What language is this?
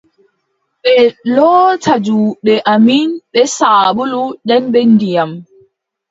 Adamawa Fulfulde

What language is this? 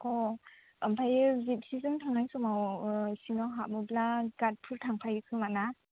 Bodo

